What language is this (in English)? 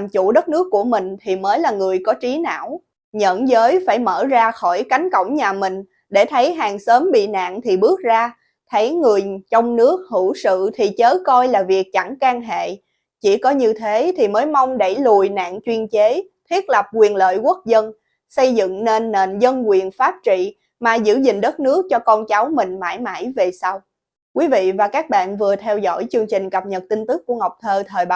Vietnamese